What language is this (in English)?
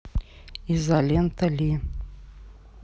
Russian